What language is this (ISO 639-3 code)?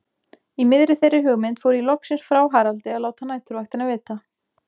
isl